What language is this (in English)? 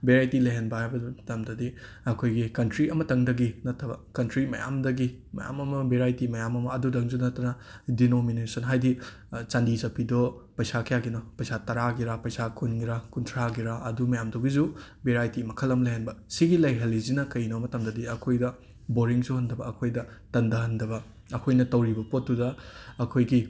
Manipuri